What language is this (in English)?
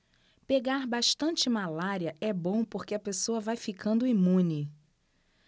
Portuguese